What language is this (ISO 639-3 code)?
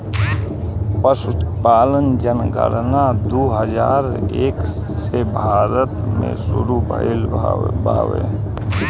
bho